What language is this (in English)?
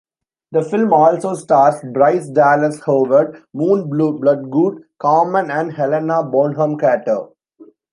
English